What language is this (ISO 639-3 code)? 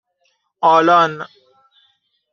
fas